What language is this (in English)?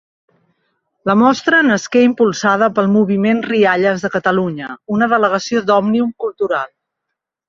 Catalan